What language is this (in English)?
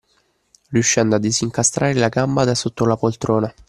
Italian